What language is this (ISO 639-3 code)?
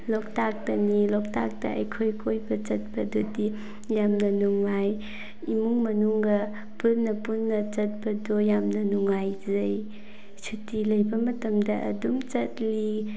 mni